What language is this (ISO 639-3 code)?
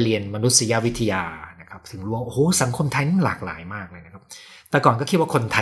tha